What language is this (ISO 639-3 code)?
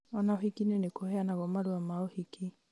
kik